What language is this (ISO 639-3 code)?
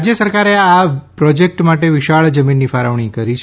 guj